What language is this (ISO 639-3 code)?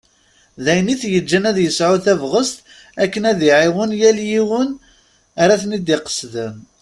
kab